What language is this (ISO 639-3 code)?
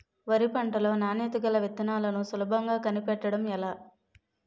tel